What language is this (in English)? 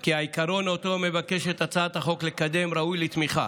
Hebrew